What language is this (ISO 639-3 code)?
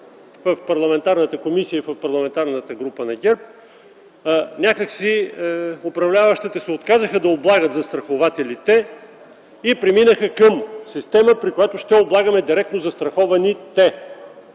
bul